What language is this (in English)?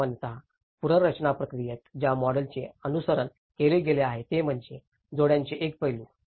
Marathi